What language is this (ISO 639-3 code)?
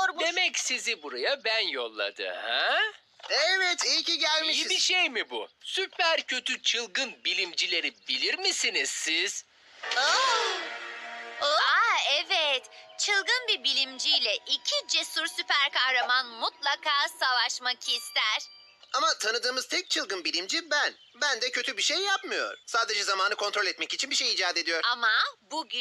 tur